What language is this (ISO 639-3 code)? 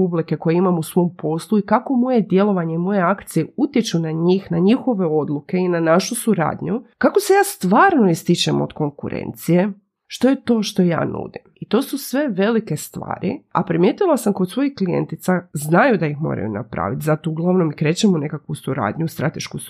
hrv